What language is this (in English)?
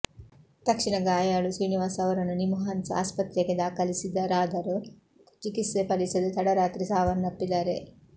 Kannada